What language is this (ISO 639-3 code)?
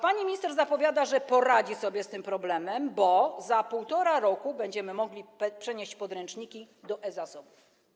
pol